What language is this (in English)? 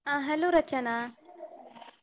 Kannada